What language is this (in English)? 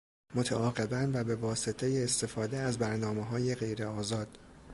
Persian